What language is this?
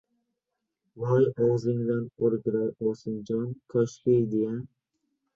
Uzbek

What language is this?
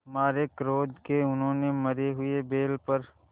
Hindi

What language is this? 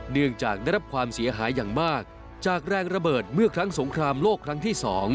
Thai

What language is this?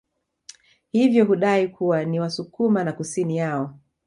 Swahili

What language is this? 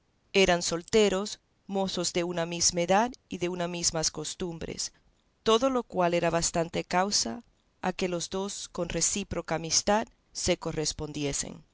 Spanish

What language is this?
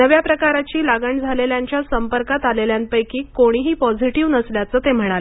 Marathi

